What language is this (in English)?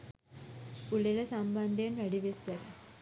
Sinhala